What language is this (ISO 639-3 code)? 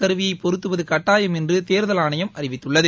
tam